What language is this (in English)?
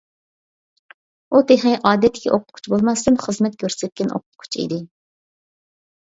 Uyghur